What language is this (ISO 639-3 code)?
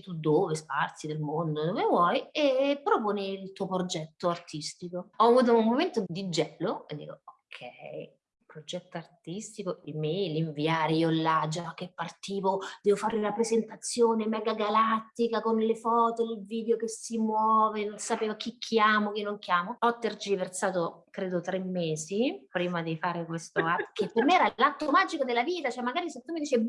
ita